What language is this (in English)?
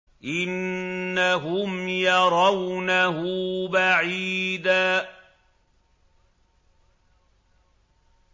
Arabic